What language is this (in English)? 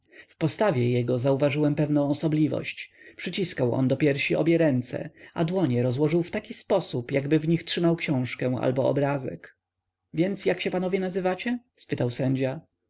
Polish